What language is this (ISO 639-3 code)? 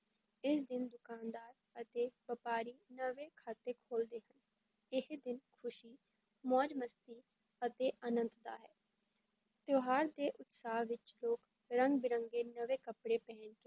pan